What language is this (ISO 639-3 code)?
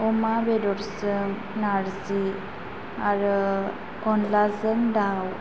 brx